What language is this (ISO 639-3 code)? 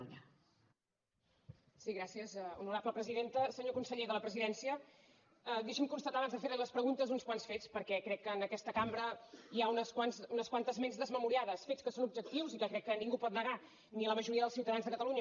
cat